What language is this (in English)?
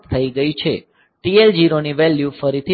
Gujarati